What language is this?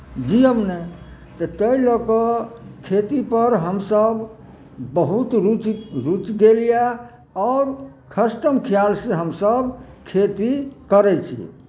Maithili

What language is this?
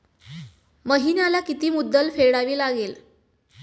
Marathi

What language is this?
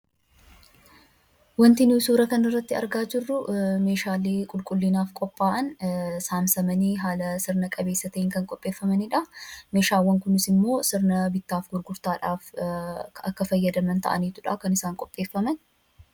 Oromo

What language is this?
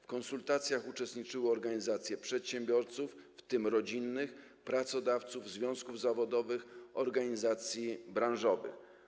Polish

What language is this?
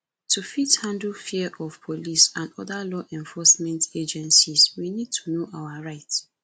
Nigerian Pidgin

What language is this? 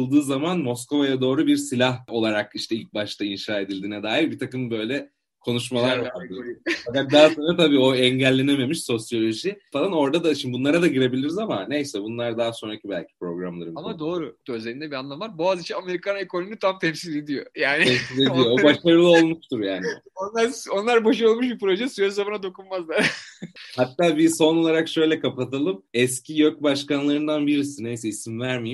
Turkish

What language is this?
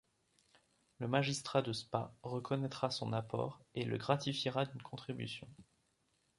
French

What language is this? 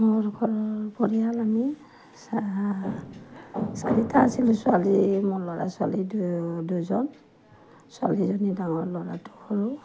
Assamese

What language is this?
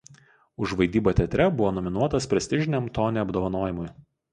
Lithuanian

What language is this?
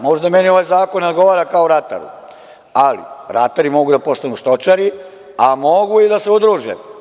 Serbian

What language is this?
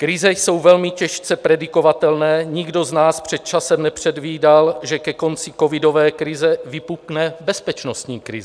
Czech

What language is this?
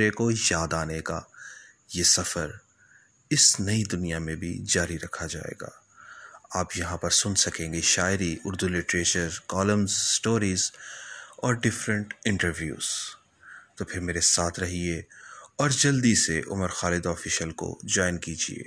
Urdu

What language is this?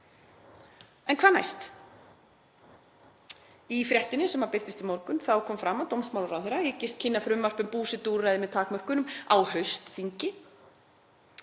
Icelandic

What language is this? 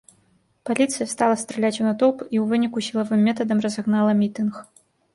Belarusian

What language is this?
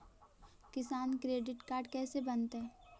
Magahi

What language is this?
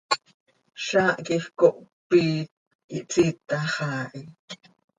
Seri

